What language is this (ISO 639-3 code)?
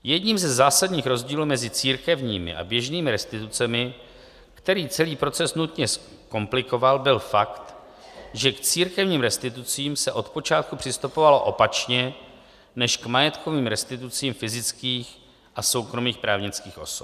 ces